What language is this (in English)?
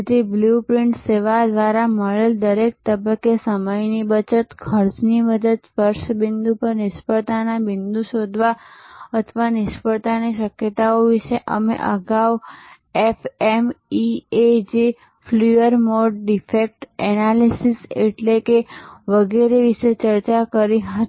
Gujarati